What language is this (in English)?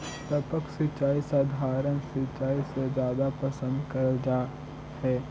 Magahi